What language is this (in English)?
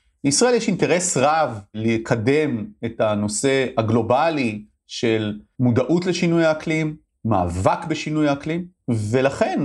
Hebrew